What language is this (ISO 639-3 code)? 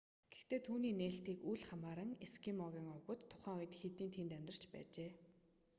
mon